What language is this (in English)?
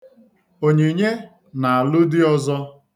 Igbo